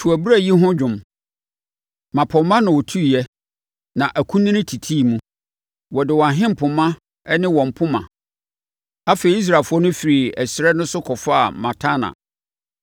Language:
Akan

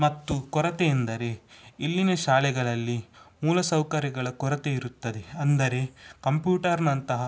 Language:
Kannada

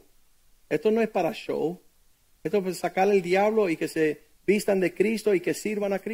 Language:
Spanish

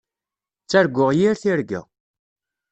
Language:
Kabyle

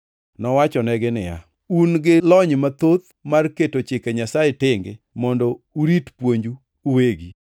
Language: Luo (Kenya and Tanzania)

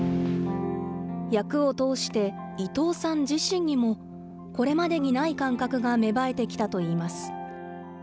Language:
Japanese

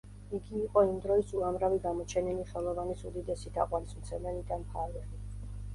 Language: Georgian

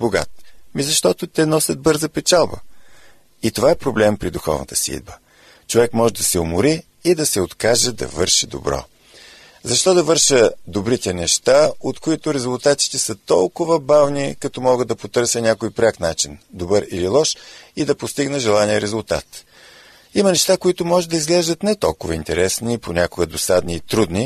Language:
Bulgarian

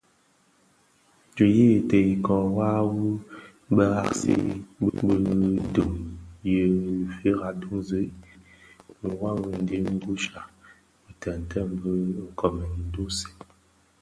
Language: Bafia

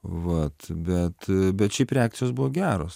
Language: Lithuanian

